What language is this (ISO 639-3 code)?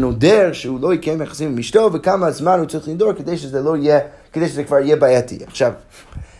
heb